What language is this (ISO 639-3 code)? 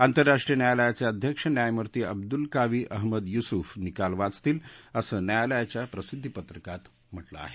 mar